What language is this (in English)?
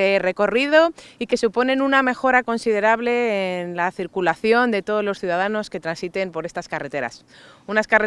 Spanish